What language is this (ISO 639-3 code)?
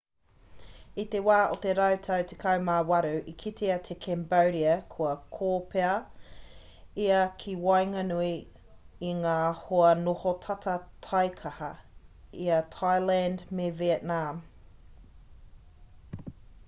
mri